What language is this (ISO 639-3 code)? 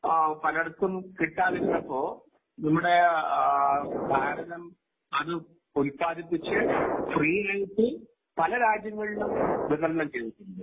mal